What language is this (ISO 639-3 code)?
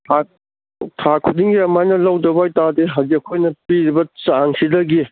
mni